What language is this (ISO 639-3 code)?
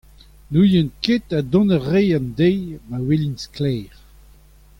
bre